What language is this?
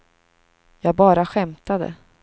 Swedish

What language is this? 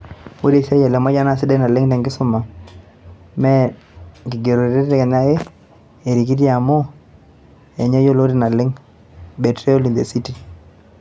Masai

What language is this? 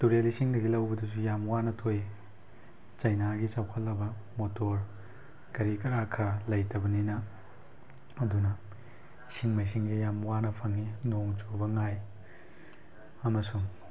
Manipuri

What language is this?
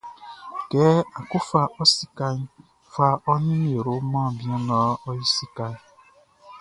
Baoulé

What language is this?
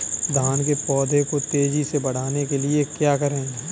Hindi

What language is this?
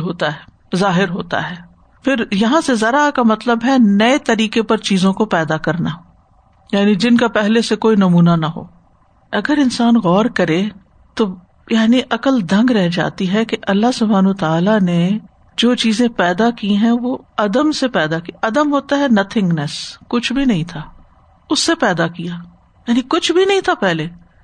Urdu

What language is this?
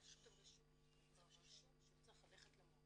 Hebrew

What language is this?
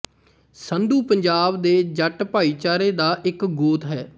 Punjabi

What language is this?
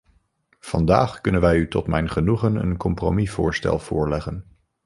Dutch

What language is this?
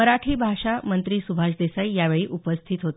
Marathi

